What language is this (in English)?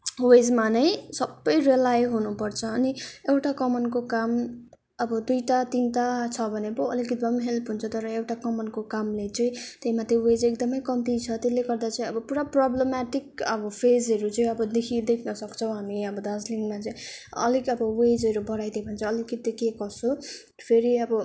Nepali